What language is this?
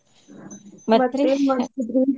Kannada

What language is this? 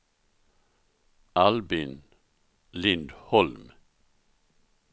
Swedish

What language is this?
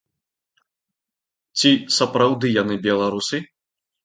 Belarusian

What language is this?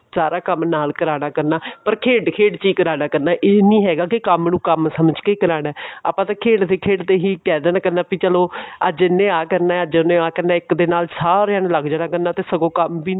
Punjabi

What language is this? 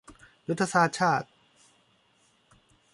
Thai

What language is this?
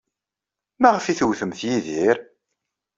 Kabyle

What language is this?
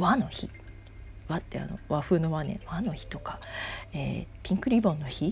Japanese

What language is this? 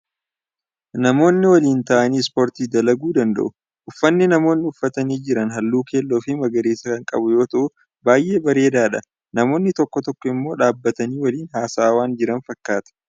Oromo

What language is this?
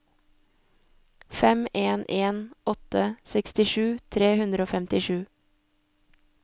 Norwegian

